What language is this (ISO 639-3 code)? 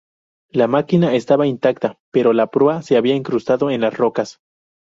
spa